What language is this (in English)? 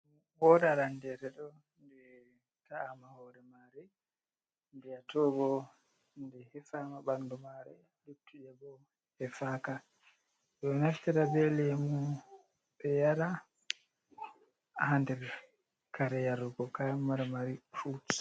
Fula